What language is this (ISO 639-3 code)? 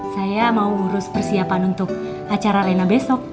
ind